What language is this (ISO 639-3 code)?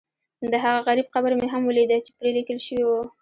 pus